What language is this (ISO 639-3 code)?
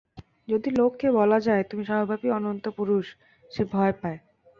ben